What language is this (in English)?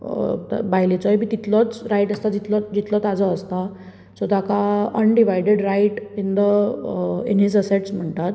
Konkani